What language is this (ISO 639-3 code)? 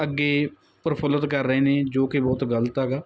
pan